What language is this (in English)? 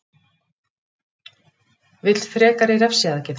Icelandic